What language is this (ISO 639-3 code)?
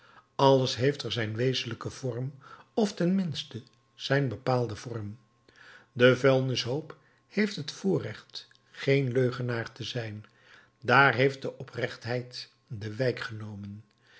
nld